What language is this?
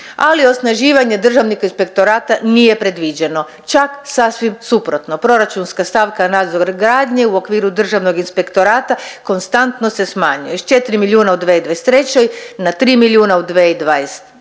Croatian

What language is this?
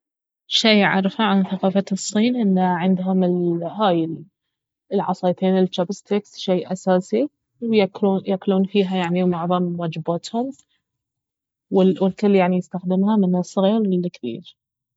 Baharna Arabic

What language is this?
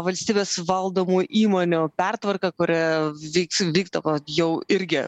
Lithuanian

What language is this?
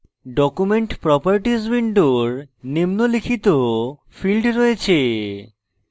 Bangla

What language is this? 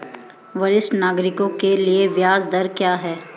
Hindi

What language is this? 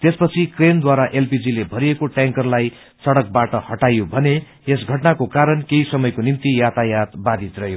Nepali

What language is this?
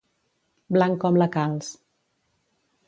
Catalan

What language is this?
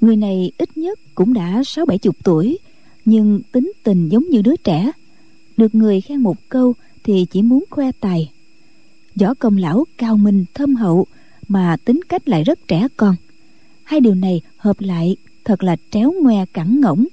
Vietnamese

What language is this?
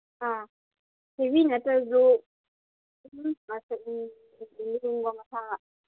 Manipuri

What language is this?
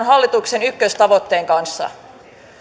Finnish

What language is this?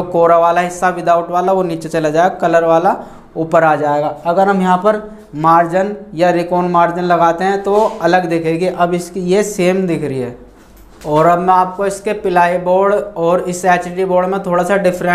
Hindi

